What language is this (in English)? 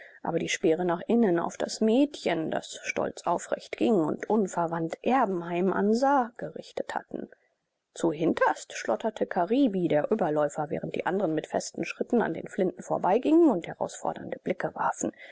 German